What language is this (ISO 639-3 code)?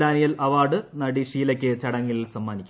mal